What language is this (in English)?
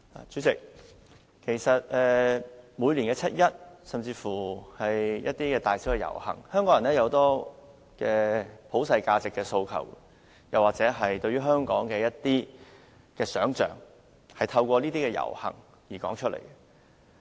Cantonese